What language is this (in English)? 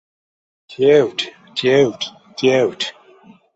Erzya